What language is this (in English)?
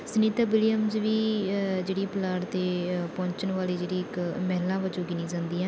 Punjabi